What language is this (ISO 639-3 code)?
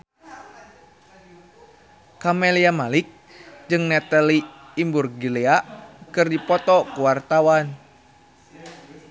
sun